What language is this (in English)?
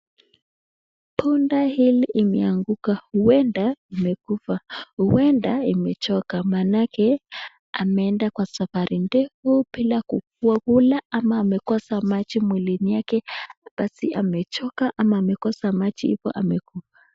Swahili